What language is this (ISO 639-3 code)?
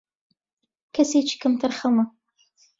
ckb